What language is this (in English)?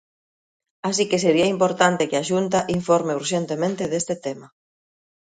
Galician